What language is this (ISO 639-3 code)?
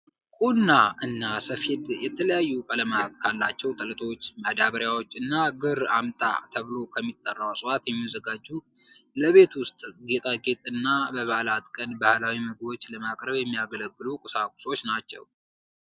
amh